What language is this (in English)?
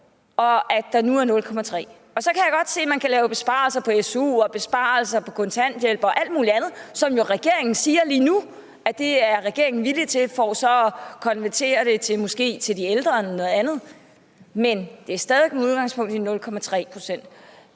Danish